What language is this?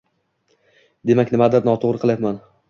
Uzbek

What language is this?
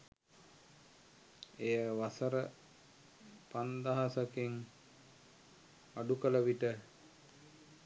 Sinhala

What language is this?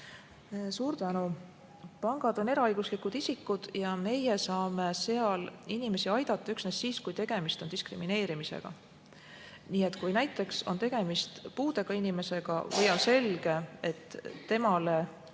Estonian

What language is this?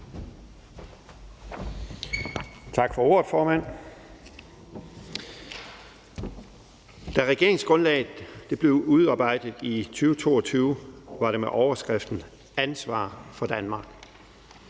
Danish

